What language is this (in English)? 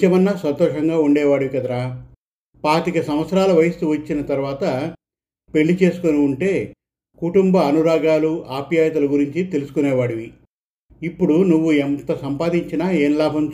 Telugu